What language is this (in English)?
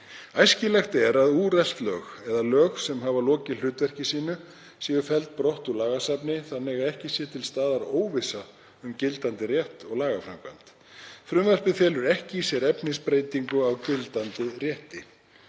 Icelandic